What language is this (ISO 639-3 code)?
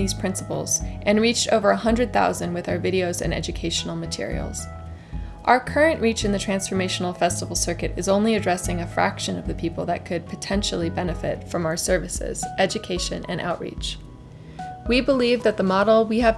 eng